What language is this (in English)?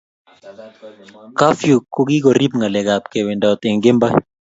Kalenjin